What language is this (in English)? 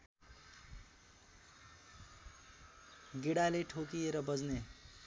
Nepali